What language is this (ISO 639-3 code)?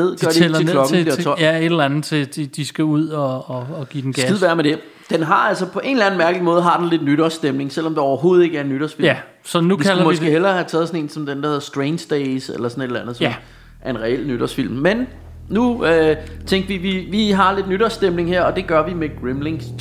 dan